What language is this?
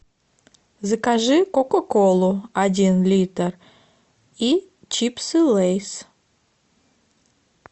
Russian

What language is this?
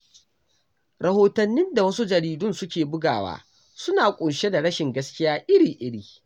Hausa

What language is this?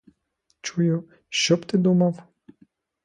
Ukrainian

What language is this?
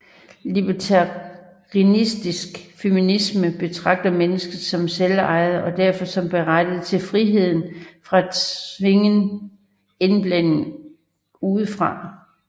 Danish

